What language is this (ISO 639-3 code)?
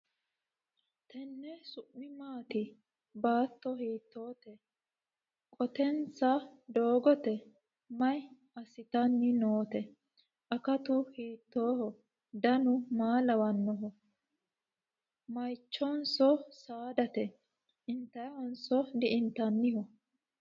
sid